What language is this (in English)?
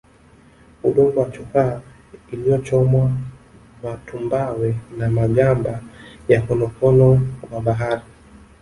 Swahili